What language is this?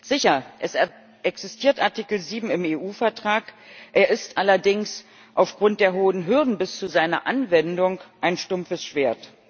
German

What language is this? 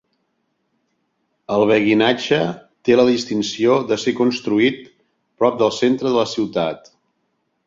Catalan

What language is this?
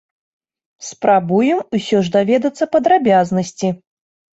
Belarusian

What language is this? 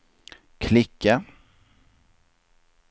Swedish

